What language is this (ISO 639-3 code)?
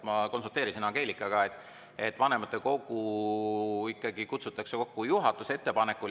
est